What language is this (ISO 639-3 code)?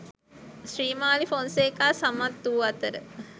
sin